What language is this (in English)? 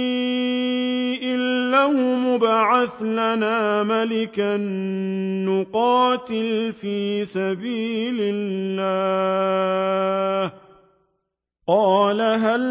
Arabic